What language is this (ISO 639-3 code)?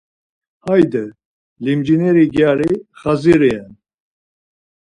lzz